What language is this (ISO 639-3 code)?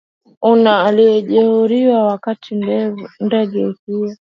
swa